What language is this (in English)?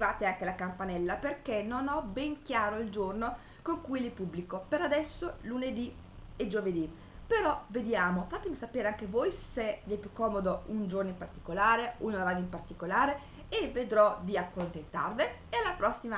Italian